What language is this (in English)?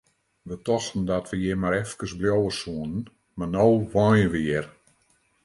Western Frisian